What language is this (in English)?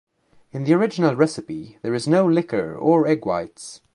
English